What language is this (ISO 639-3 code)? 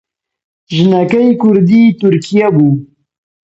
ckb